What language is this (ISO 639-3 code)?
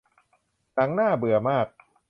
tha